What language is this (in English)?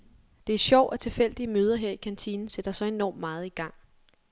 Danish